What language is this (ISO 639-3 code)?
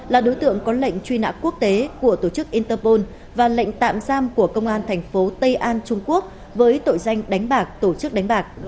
vie